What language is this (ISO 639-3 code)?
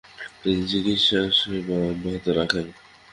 ben